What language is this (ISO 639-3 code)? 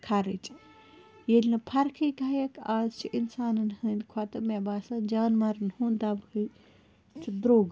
kas